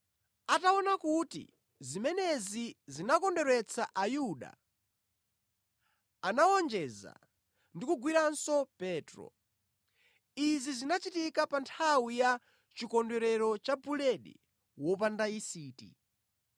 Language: Nyanja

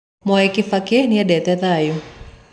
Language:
Kikuyu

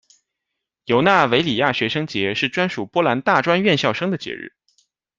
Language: Chinese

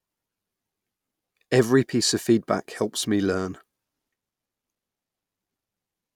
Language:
English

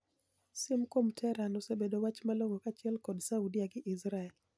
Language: Luo (Kenya and Tanzania)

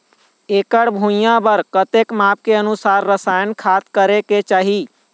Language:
Chhattisgarhi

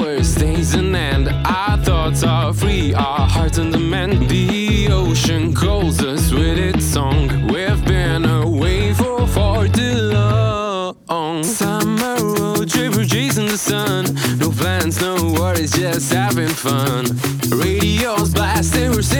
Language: Croatian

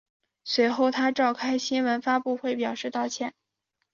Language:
Chinese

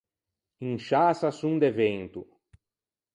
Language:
Ligurian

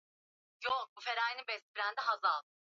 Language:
Swahili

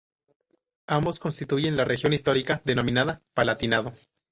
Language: Spanish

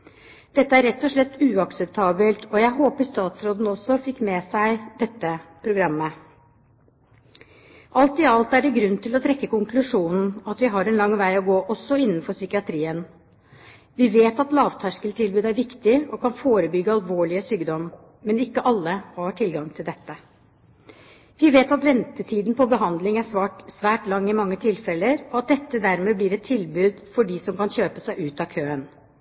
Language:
Norwegian Bokmål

